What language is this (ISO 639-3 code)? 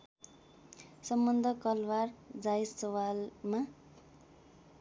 nep